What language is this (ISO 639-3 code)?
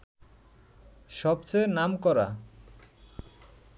ben